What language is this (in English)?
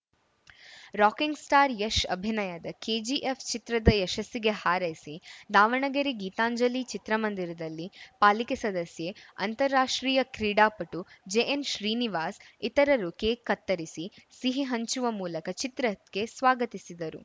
Kannada